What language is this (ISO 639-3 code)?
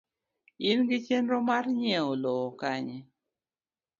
luo